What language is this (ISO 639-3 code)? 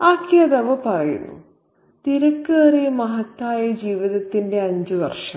mal